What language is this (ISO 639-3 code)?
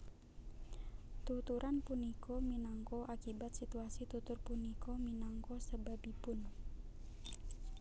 jav